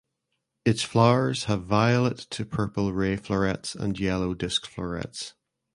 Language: English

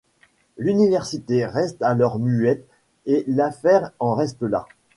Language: French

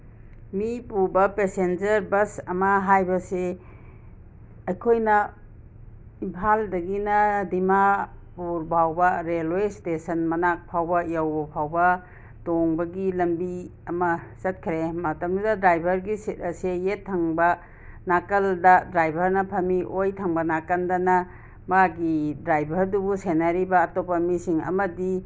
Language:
Manipuri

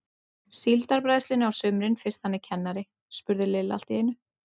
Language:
Icelandic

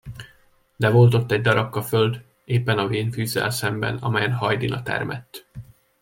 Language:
Hungarian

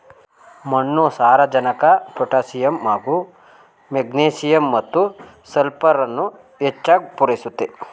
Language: Kannada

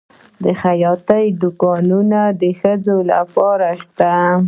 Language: Pashto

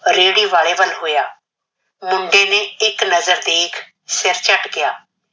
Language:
Punjabi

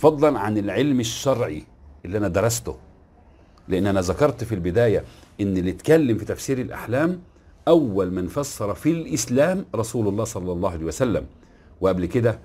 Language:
Arabic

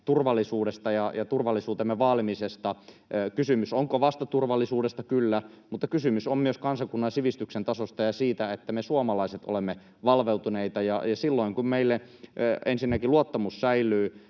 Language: Finnish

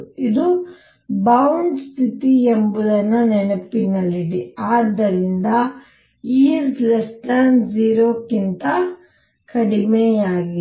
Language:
Kannada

